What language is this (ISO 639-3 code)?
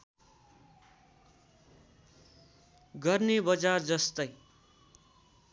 nep